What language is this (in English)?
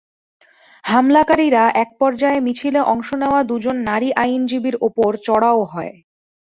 Bangla